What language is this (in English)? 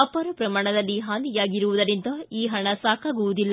Kannada